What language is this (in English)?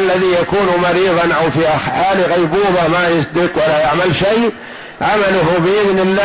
Arabic